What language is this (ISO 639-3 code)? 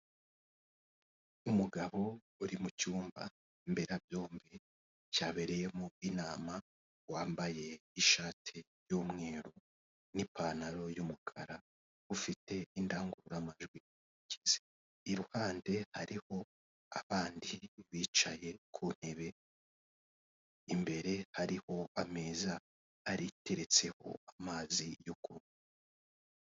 kin